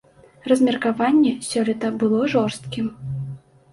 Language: Belarusian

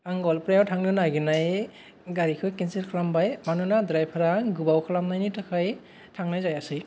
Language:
Bodo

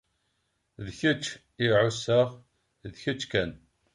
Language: Kabyle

